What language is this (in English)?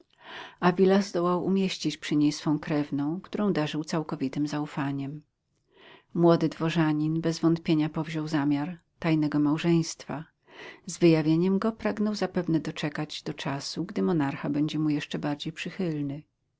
Polish